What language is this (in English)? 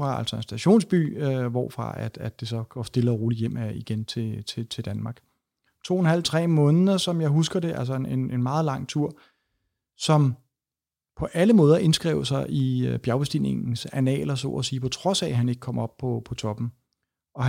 Danish